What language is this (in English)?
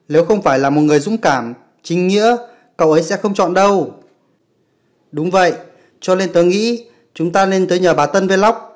Vietnamese